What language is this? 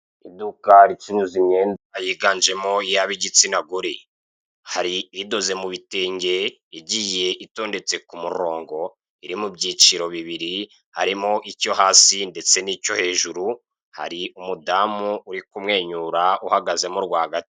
Kinyarwanda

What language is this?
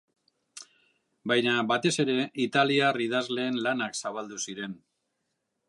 Basque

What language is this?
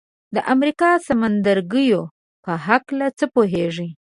Pashto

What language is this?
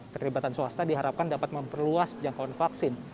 Indonesian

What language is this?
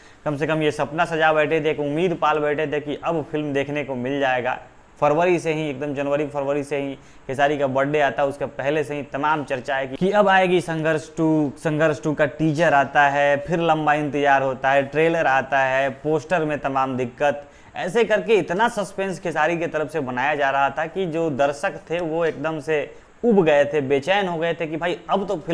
Hindi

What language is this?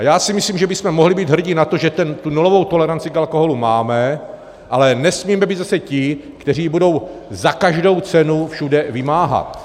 Czech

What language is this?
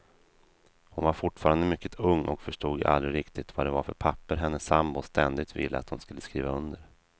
Swedish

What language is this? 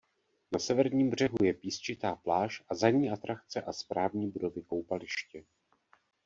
Czech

